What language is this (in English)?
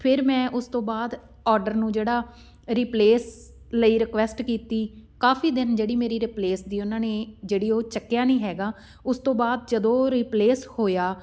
Punjabi